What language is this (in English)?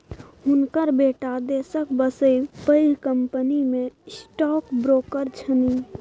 Maithili